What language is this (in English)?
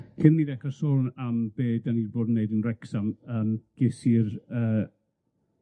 Welsh